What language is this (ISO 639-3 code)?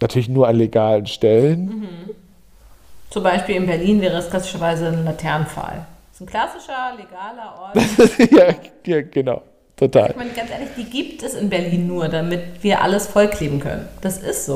deu